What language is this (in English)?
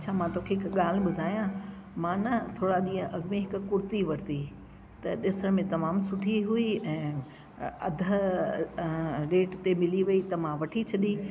Sindhi